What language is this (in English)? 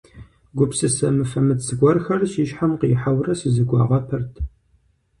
Kabardian